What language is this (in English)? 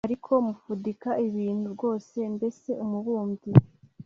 Kinyarwanda